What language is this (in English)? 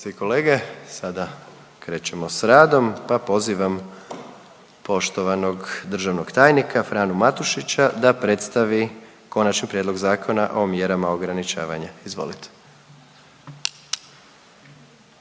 Croatian